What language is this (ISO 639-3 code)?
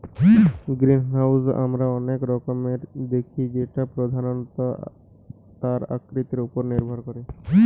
ben